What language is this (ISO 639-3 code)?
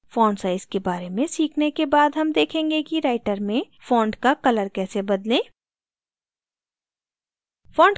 hin